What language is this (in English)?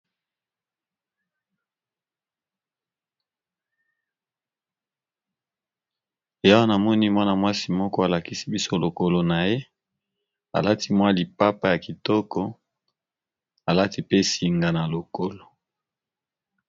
Lingala